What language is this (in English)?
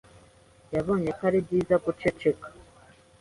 Kinyarwanda